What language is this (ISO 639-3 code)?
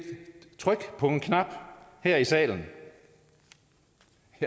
dan